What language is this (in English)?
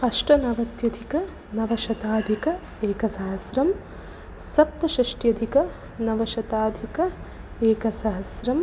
Sanskrit